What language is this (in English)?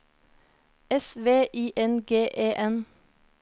Norwegian